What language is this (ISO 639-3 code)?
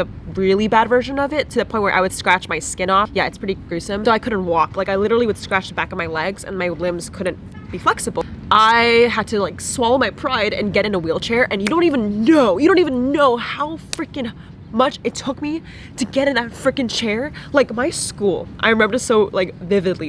eng